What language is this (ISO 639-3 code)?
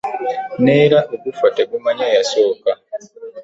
lug